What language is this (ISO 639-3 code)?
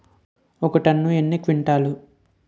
tel